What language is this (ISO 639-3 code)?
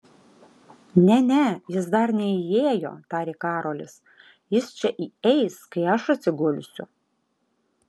lit